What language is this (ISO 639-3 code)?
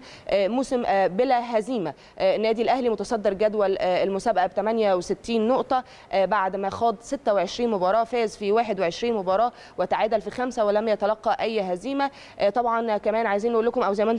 ara